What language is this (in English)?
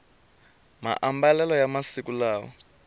Tsonga